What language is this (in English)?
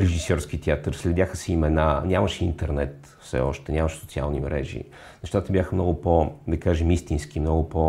Bulgarian